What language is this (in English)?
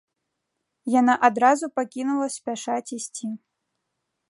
Belarusian